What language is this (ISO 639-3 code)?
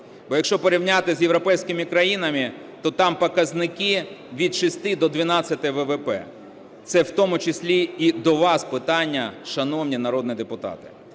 ukr